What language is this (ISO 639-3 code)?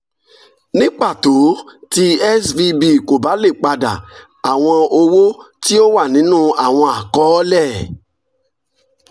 yor